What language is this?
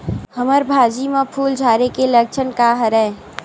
Chhattisgarhi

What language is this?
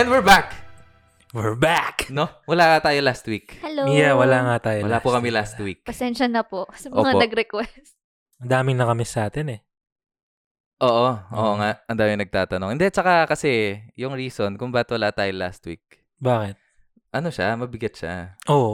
Filipino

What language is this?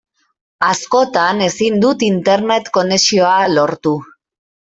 Basque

